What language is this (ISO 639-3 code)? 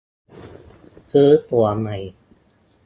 tha